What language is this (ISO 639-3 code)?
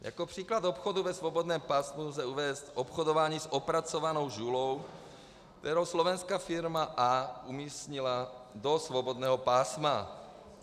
ces